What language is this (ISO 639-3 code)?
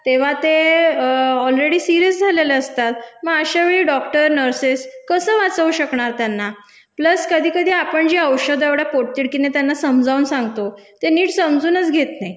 mar